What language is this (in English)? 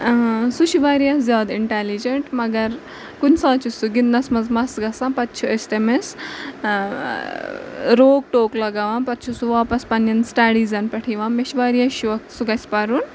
Kashmiri